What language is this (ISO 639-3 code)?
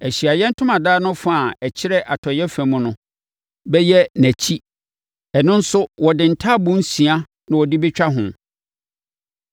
aka